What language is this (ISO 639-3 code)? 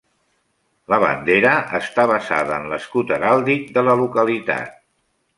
cat